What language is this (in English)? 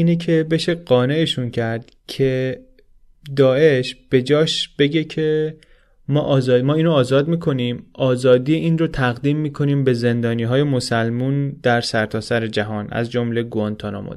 Persian